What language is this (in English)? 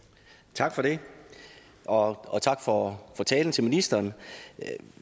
Danish